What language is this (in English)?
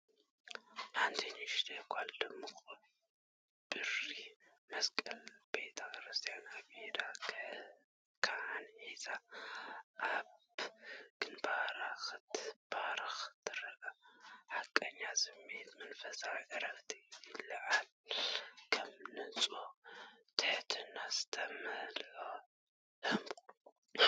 Tigrinya